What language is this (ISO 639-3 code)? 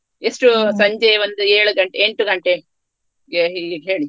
kan